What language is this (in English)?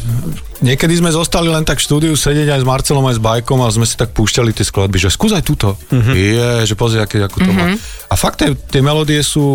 Slovak